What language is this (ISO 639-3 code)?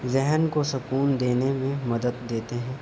urd